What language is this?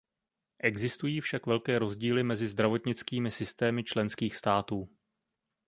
Czech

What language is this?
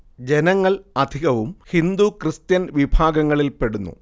Malayalam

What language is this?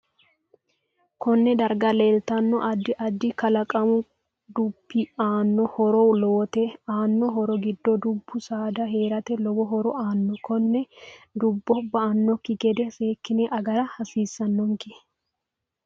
Sidamo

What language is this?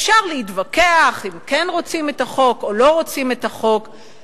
Hebrew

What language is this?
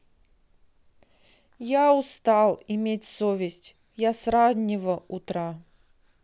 Russian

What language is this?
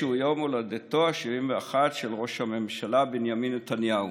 Hebrew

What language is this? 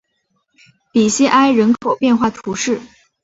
Chinese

